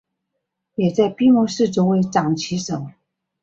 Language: Chinese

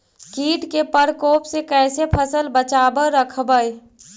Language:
Magahi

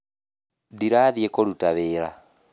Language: Kikuyu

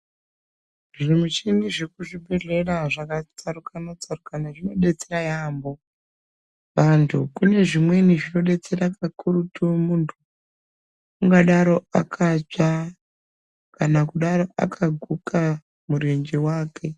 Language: Ndau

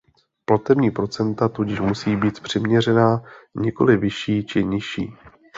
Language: Czech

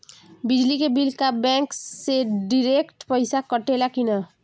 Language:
Bhojpuri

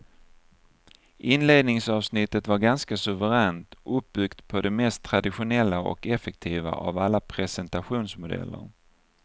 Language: Swedish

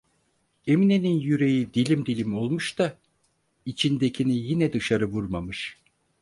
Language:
Turkish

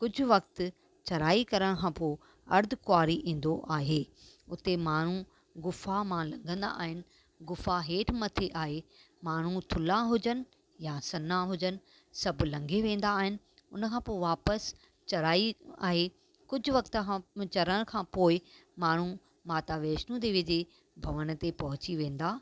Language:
Sindhi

